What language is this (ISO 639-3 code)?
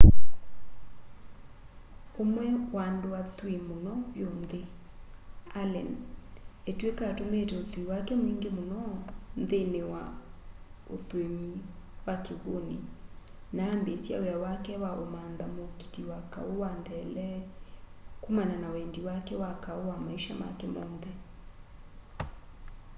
kam